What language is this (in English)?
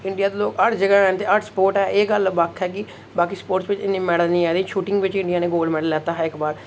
Dogri